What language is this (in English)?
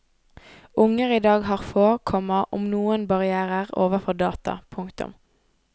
Norwegian